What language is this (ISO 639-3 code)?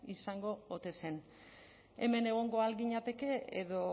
eus